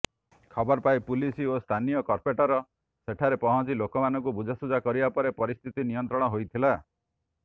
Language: Odia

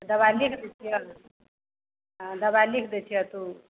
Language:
Maithili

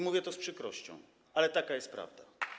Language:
Polish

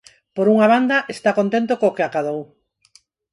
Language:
Galician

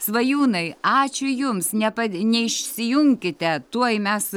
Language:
Lithuanian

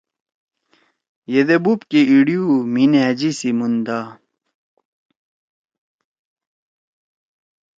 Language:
Torwali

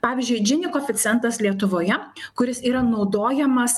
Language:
Lithuanian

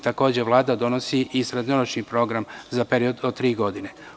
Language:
Serbian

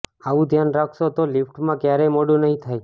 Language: Gujarati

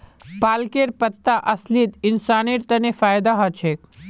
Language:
Magahi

